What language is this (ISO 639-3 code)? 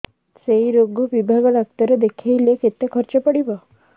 ori